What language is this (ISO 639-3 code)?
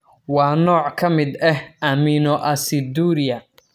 som